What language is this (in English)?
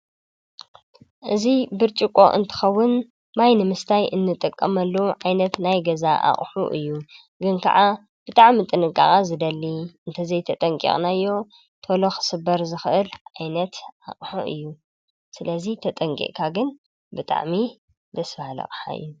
Tigrinya